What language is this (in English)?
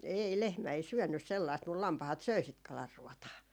Finnish